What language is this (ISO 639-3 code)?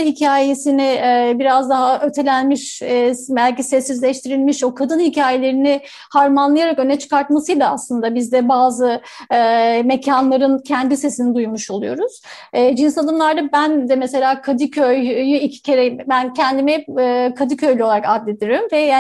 tur